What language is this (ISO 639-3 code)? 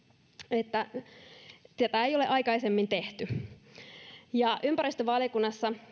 fin